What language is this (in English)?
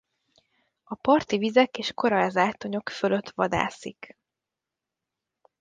Hungarian